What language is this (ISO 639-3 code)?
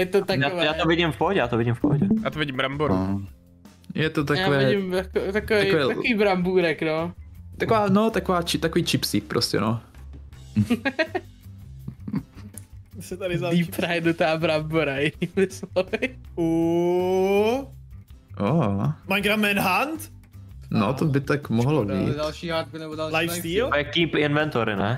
ces